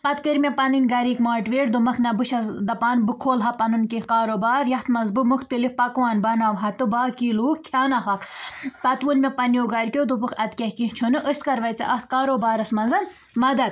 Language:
Kashmiri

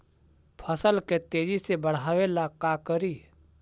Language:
Magahi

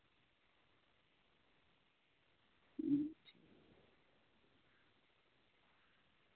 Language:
Dogri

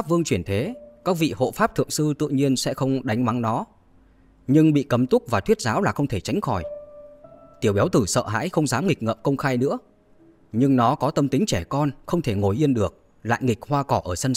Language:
Vietnamese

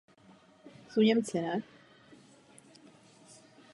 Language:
Czech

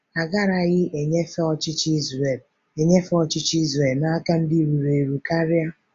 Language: Igbo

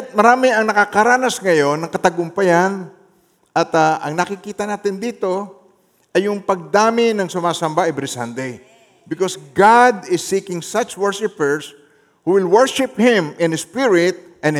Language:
Filipino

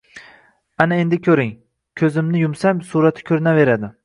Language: Uzbek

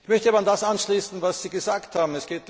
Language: German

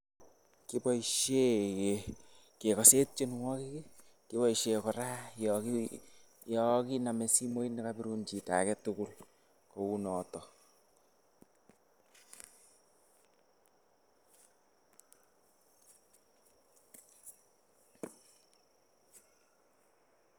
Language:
Kalenjin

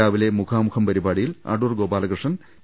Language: Malayalam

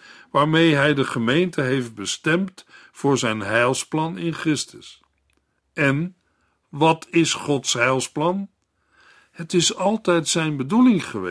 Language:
Dutch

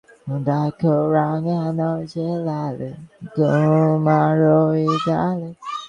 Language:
Bangla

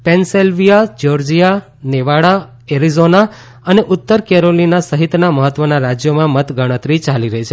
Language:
Gujarati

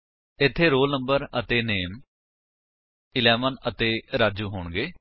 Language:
Punjabi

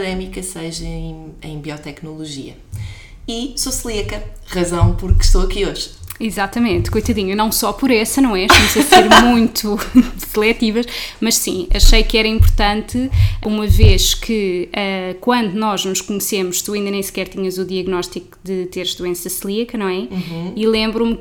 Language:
Portuguese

